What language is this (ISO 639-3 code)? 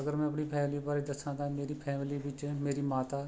pan